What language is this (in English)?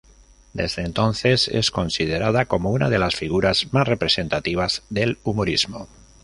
Spanish